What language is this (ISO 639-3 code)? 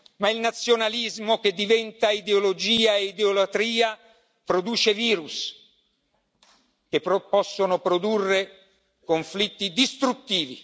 ita